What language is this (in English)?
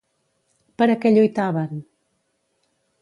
Catalan